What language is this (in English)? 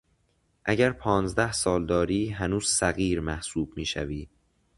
Persian